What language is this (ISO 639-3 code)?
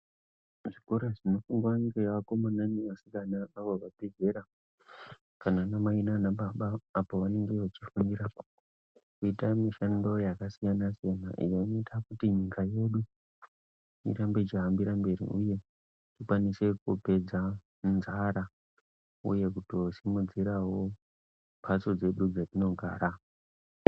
ndc